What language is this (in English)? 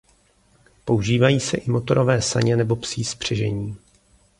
Czech